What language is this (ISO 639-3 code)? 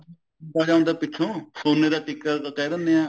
pan